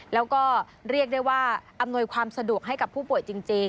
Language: Thai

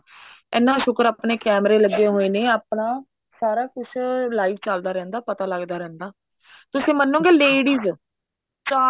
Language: Punjabi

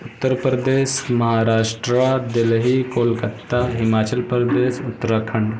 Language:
Urdu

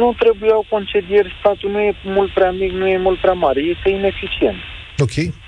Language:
Romanian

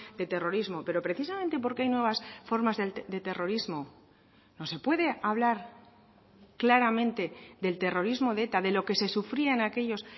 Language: Spanish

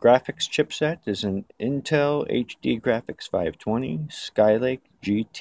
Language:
English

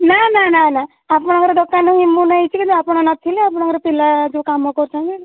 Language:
Odia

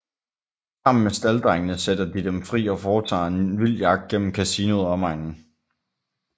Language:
Danish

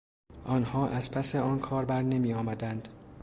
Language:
Persian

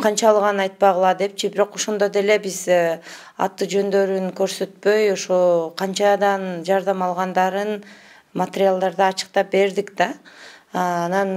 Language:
Turkish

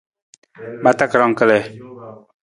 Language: Nawdm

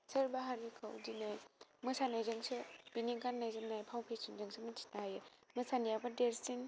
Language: Bodo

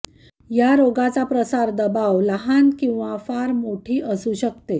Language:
Marathi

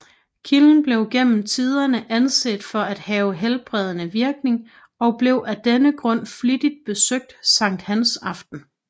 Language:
Danish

